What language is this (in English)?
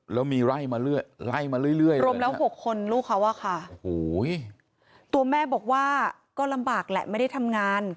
Thai